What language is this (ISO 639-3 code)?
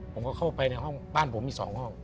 tha